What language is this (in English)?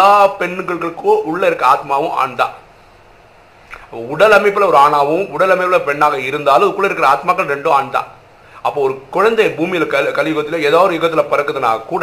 Tamil